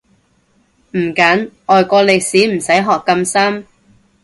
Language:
Cantonese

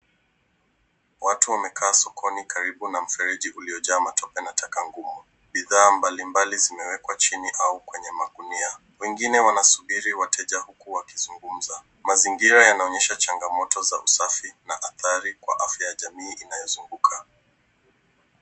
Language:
Swahili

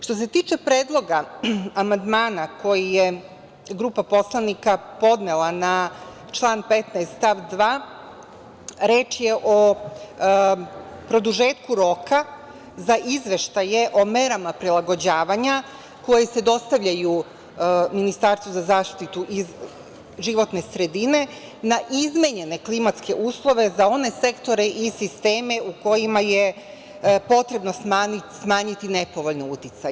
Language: Serbian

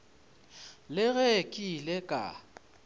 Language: Northern Sotho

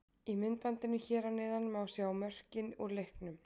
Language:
Icelandic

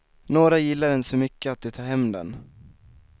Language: Swedish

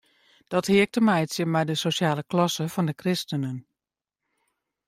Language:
Western Frisian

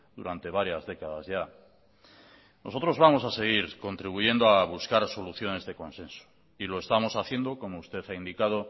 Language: Spanish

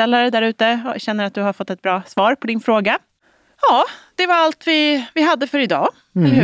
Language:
Swedish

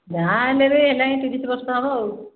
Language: Odia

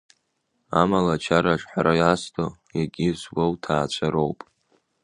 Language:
Abkhazian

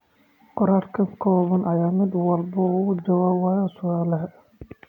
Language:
Somali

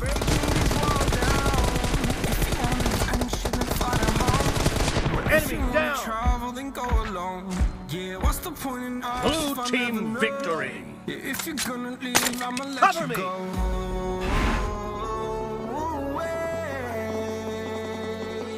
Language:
English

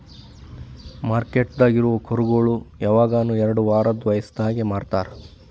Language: Kannada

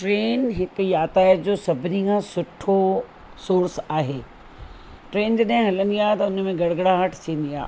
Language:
Sindhi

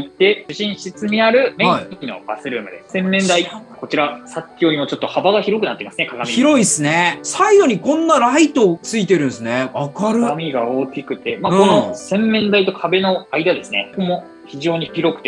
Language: Japanese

